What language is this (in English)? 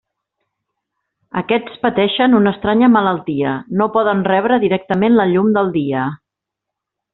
Catalan